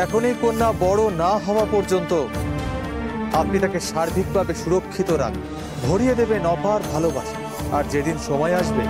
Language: Bangla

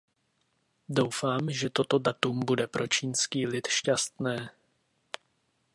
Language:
Czech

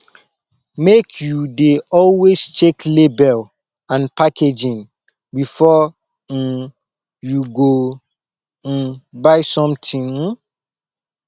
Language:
Nigerian Pidgin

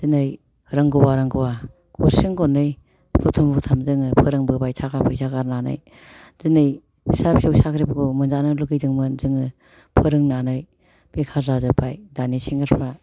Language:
Bodo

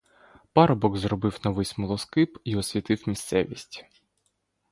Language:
Ukrainian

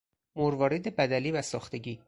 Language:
Persian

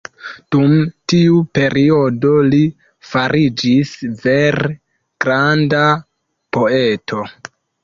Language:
Esperanto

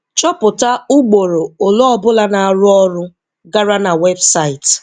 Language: Igbo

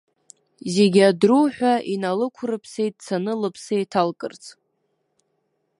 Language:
Abkhazian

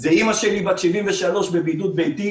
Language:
Hebrew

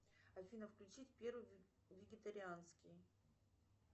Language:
Russian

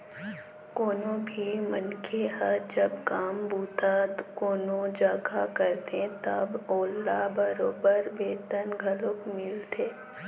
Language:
Chhattisgarhi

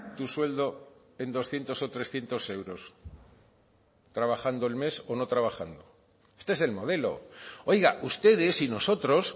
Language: Spanish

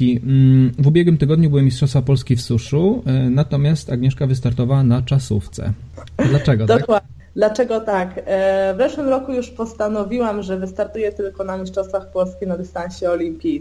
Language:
Polish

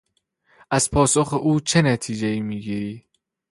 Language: Persian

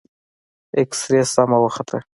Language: Pashto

